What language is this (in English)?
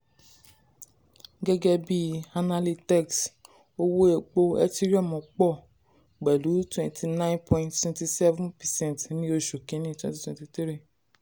Yoruba